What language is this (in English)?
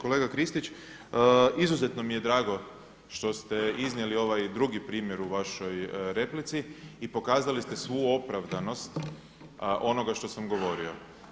Croatian